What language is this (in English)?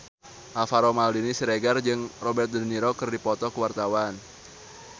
Sundanese